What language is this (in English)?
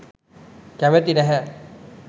Sinhala